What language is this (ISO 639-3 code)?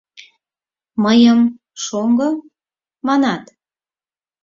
chm